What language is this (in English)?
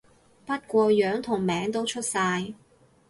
Cantonese